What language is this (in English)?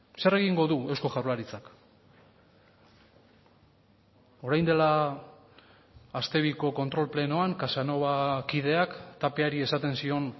Basque